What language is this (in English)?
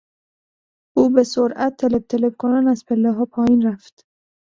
Persian